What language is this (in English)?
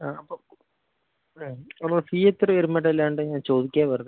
Malayalam